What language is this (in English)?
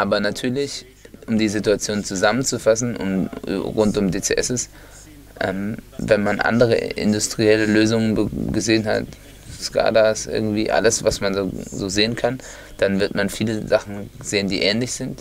German